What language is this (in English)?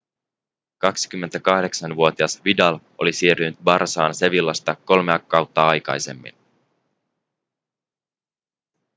Finnish